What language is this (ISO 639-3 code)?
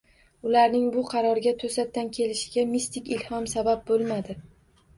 uzb